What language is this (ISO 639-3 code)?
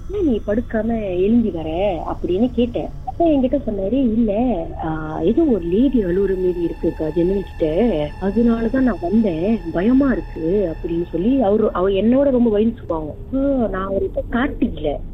tam